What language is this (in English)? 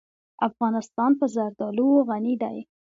Pashto